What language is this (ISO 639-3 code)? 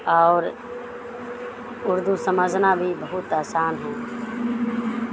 urd